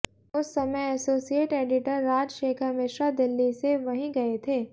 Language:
Hindi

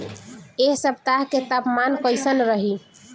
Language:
Bhojpuri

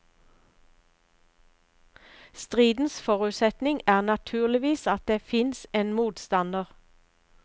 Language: Norwegian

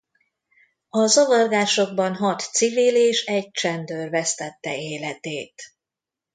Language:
Hungarian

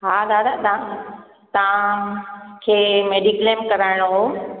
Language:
Sindhi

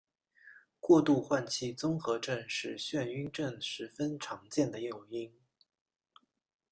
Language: Chinese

